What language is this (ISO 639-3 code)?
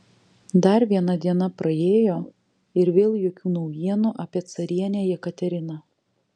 lit